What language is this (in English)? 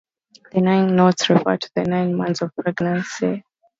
English